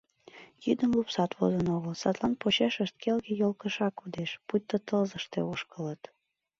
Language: Mari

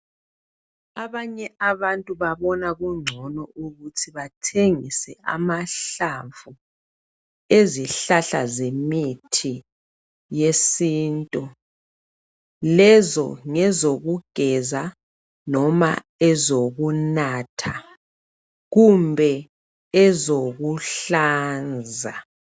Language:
North Ndebele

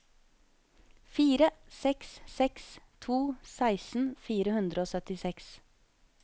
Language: Norwegian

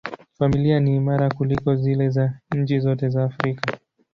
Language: Swahili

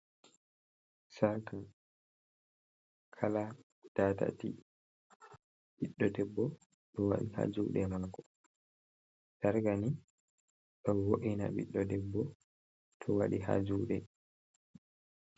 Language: Fula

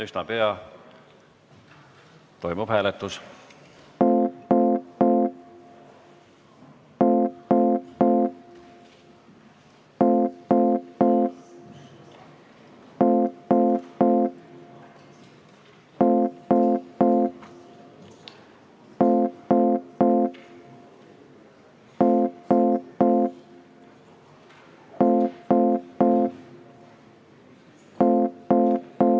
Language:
Estonian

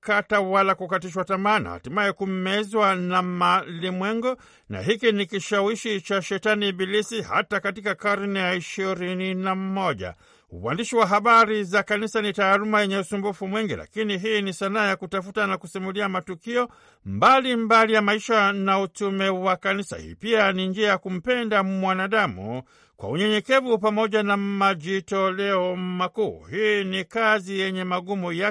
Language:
Swahili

